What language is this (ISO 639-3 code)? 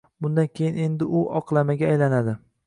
uzb